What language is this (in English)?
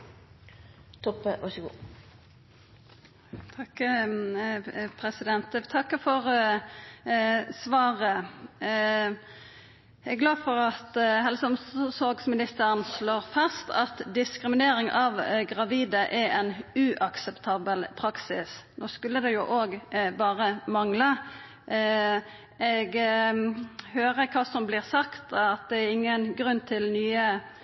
Norwegian Nynorsk